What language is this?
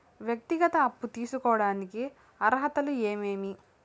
Telugu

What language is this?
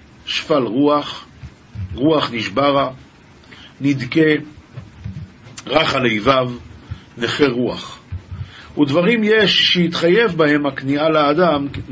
Hebrew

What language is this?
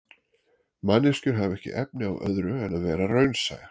Icelandic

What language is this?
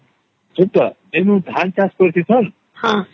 Odia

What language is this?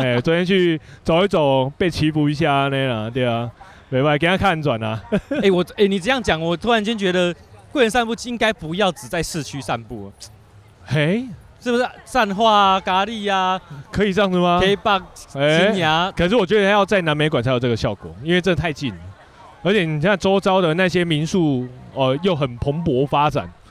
Chinese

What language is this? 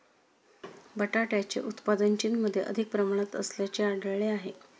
Marathi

